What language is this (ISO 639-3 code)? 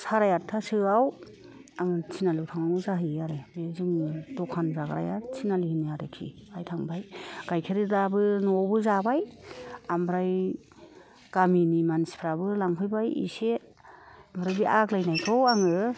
brx